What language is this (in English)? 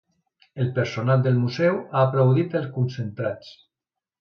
Catalan